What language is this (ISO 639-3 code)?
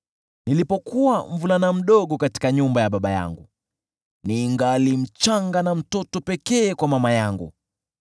swa